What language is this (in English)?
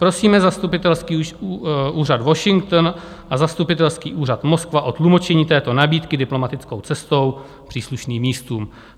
Czech